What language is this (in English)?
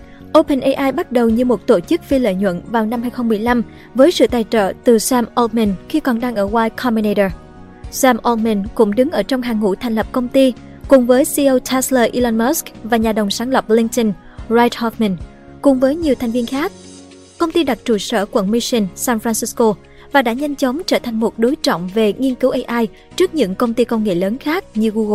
Vietnamese